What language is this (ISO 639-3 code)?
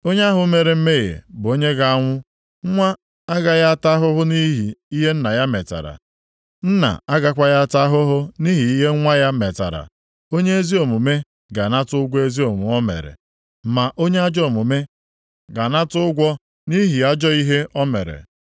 ibo